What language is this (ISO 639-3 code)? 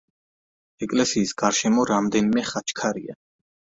kat